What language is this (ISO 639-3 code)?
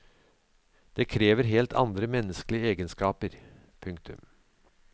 nor